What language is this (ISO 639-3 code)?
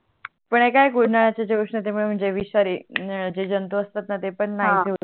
mar